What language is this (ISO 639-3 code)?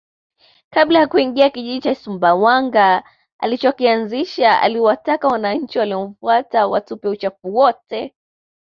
swa